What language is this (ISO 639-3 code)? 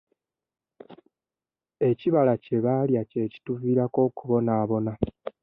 lug